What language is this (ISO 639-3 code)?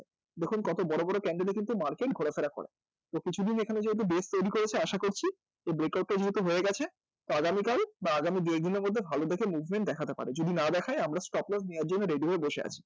ben